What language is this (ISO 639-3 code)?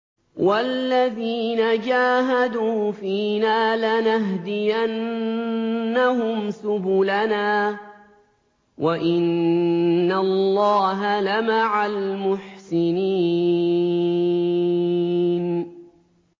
ara